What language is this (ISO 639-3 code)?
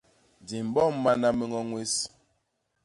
bas